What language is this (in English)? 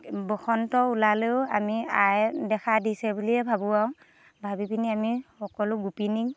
Assamese